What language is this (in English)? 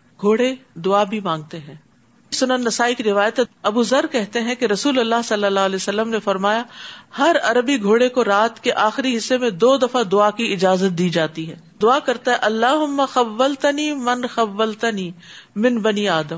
Urdu